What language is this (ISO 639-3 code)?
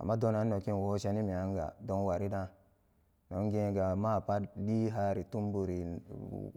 ccg